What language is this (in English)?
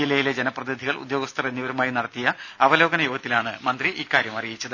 Malayalam